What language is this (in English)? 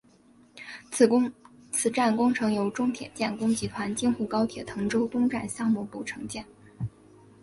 Chinese